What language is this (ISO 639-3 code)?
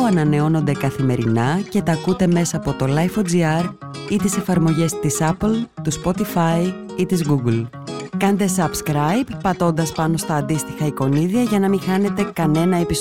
ell